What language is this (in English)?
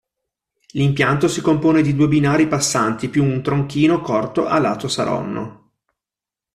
Italian